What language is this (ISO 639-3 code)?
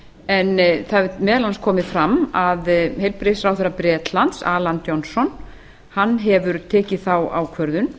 isl